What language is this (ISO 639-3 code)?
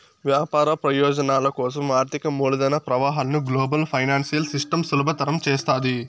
tel